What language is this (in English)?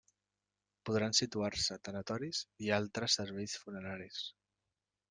Catalan